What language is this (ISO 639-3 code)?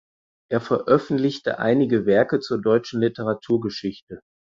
deu